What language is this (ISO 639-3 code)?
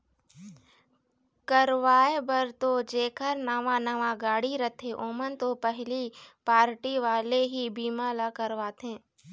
hne